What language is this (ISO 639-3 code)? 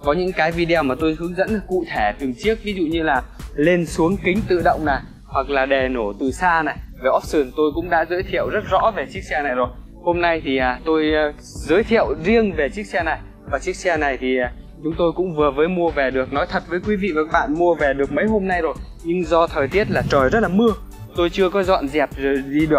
vie